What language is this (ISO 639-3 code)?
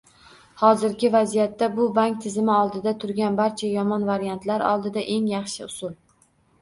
uzb